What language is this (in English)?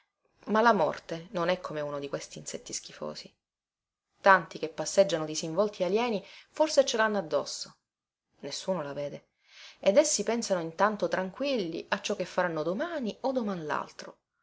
Italian